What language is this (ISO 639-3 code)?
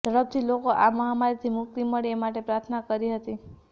guj